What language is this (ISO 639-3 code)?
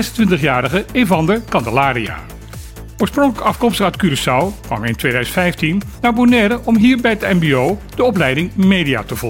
nld